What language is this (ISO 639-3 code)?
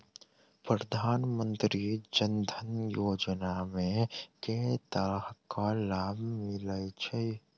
mai